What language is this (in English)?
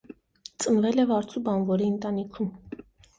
Armenian